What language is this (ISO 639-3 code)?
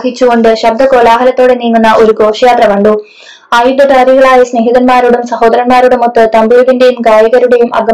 mal